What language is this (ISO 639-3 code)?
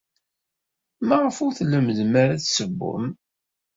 kab